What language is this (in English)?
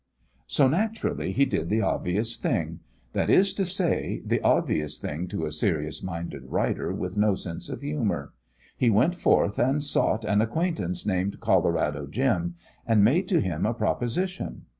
English